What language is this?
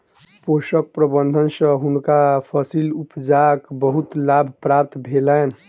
Maithili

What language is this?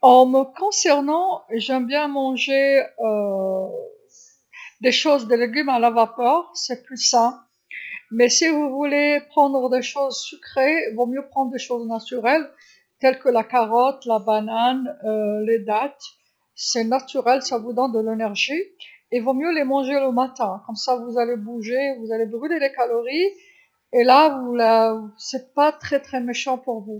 Algerian Arabic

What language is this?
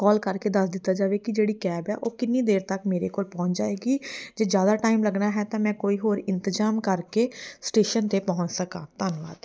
Punjabi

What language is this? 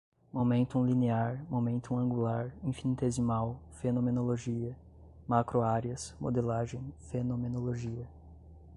Portuguese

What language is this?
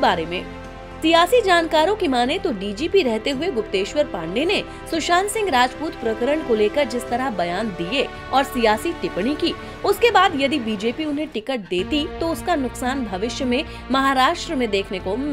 Hindi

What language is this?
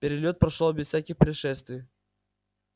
Russian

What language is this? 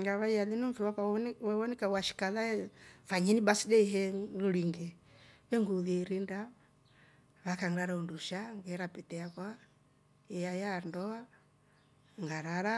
Rombo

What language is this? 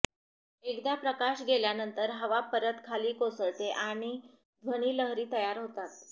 Marathi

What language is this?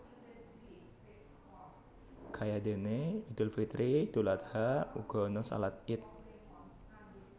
Javanese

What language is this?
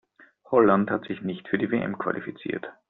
German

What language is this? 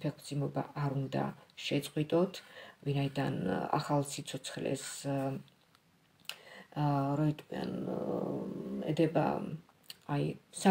Romanian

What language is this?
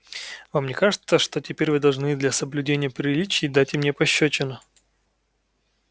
Russian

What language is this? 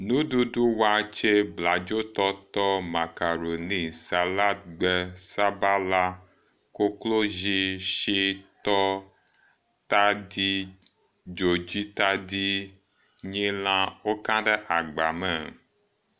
Ewe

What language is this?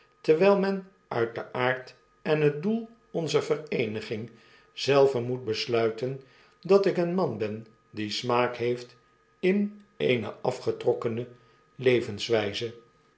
Dutch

